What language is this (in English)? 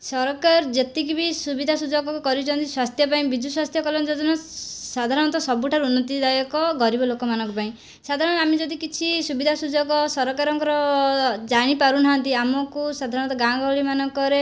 Odia